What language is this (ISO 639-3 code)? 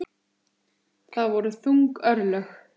isl